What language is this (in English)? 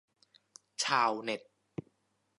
Thai